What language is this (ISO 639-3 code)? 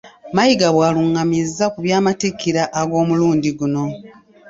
lug